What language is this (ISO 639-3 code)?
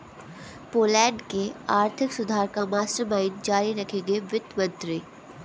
hin